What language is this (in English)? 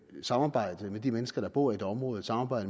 Danish